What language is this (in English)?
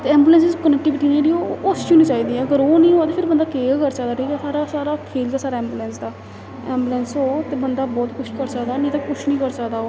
Dogri